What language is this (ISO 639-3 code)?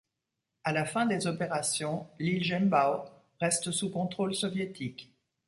fra